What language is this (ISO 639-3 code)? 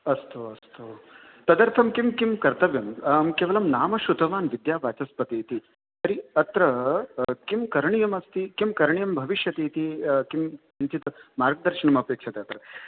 san